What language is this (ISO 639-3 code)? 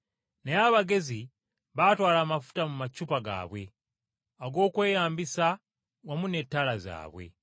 lug